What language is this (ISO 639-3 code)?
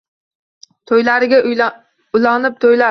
uzb